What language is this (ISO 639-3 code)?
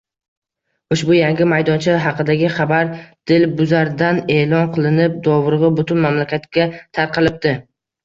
uzb